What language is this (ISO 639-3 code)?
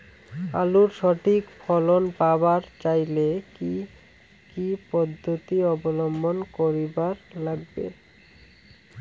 ben